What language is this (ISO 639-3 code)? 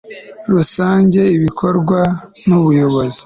kin